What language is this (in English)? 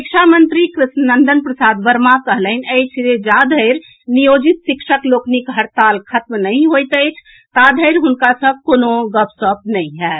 Maithili